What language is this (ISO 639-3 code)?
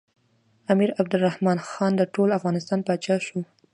pus